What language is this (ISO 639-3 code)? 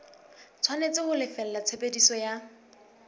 sot